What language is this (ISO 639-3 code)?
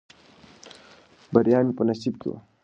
pus